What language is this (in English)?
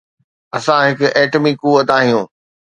Sindhi